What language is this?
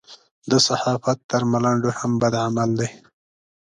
Pashto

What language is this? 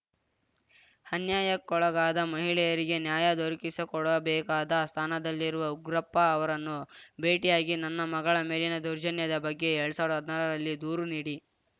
Kannada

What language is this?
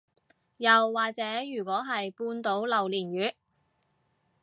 Cantonese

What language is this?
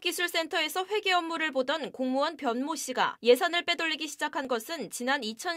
Korean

